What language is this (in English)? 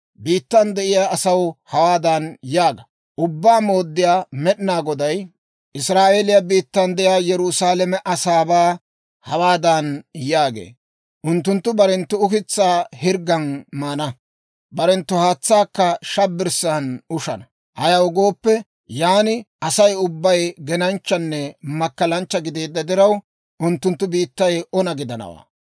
Dawro